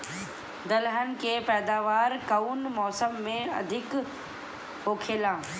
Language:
Bhojpuri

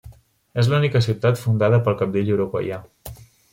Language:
Catalan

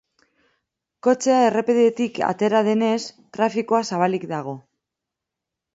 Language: Basque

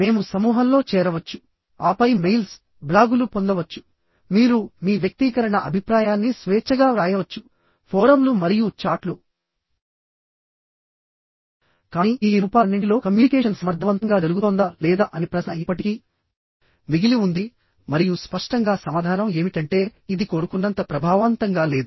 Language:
Telugu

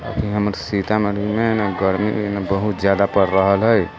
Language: Maithili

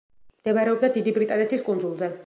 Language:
Georgian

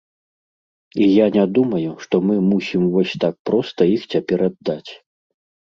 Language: Belarusian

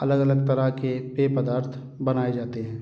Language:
Hindi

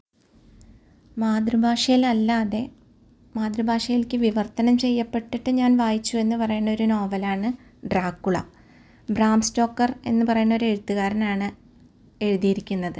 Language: Malayalam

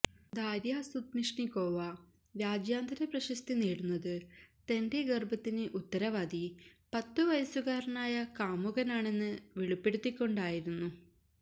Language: Malayalam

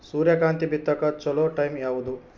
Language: Kannada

